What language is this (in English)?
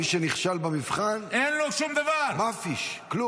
Hebrew